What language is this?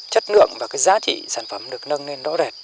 Vietnamese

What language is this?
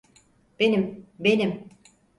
Turkish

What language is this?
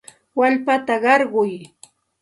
Santa Ana de Tusi Pasco Quechua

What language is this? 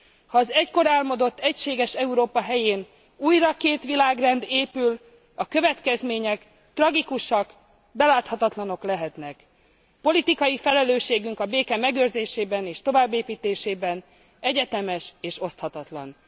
Hungarian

